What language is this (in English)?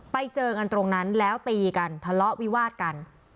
Thai